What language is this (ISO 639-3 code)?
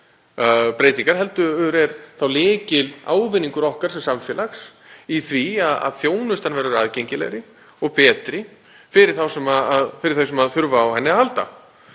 isl